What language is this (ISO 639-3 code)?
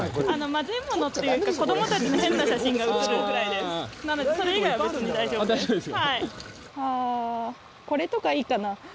jpn